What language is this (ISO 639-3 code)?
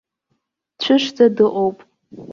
abk